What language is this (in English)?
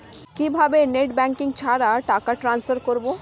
Bangla